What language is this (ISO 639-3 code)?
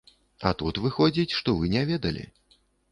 bel